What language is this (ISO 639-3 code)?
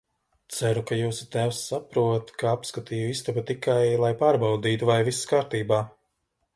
lav